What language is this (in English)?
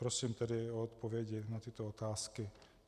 Czech